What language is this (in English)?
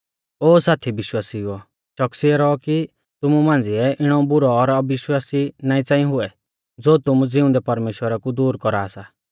Mahasu Pahari